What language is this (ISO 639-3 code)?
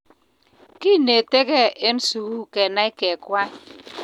kln